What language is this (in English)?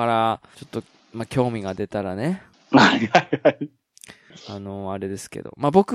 Japanese